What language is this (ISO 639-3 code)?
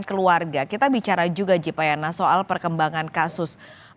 ind